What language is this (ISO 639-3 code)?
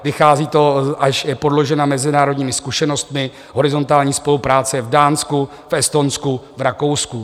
ces